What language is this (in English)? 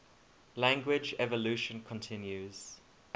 English